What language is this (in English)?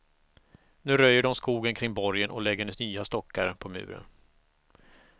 Swedish